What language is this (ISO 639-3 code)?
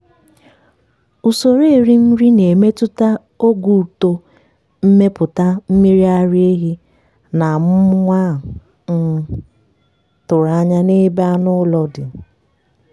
ibo